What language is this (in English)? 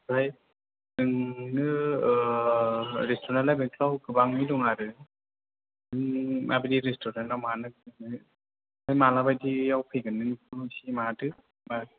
Bodo